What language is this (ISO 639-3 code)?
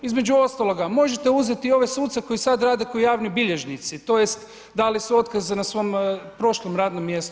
hrv